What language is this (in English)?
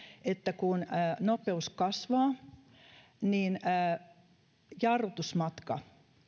Finnish